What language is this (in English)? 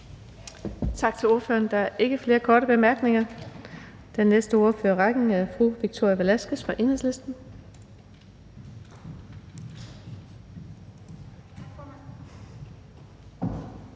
Danish